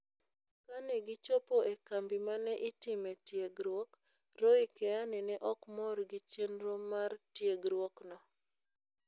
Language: Luo (Kenya and Tanzania)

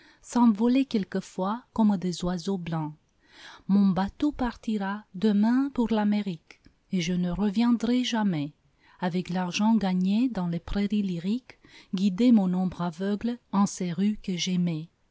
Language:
French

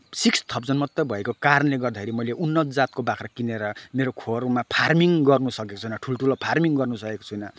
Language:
Nepali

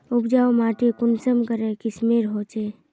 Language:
Magahi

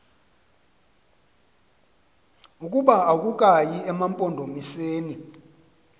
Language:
Xhosa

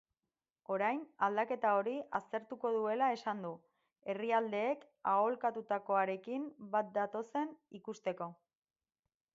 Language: Basque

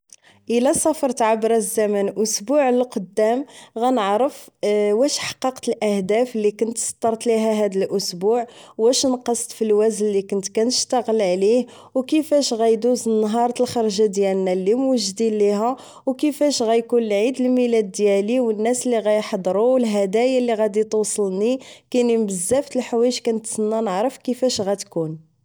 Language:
Moroccan Arabic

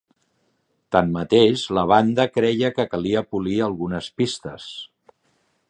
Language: Catalan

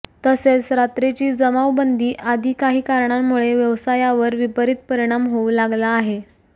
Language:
Marathi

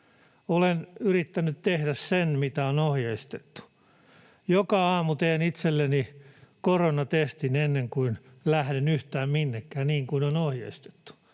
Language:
Finnish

